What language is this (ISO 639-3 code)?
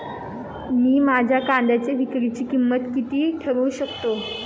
mar